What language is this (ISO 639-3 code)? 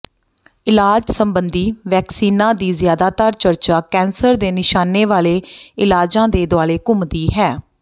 pan